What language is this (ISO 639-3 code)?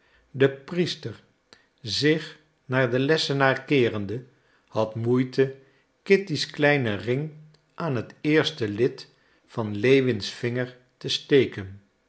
nld